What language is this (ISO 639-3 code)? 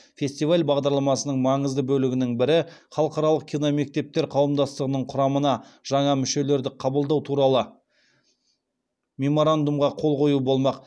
kaz